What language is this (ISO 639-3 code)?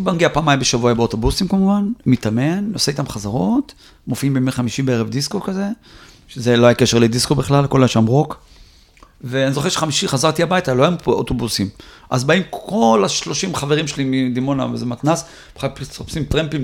heb